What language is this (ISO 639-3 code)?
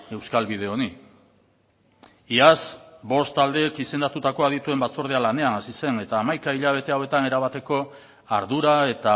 eus